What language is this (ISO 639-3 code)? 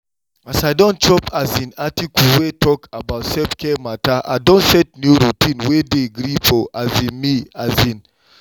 pcm